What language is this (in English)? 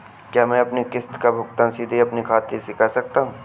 Hindi